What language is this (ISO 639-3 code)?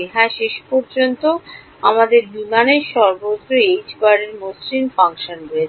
ben